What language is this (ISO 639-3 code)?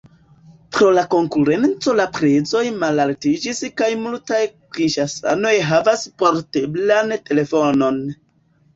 epo